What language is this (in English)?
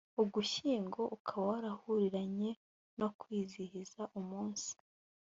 Kinyarwanda